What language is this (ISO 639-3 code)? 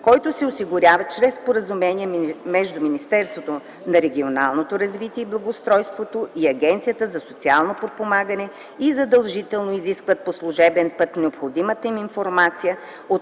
bul